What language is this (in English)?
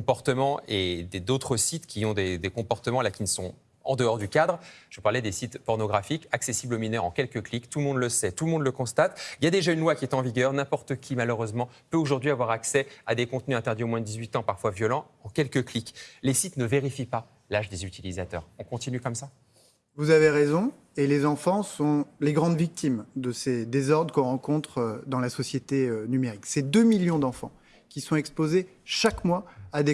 French